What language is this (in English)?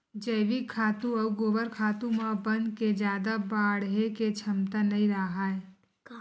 Chhattisgarhi